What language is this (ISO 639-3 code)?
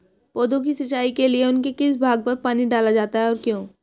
hin